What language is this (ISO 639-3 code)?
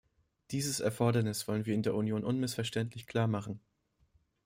deu